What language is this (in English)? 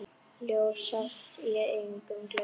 Icelandic